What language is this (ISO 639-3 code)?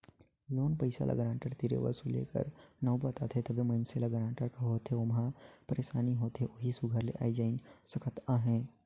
hne